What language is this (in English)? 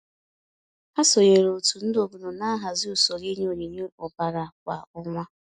Igbo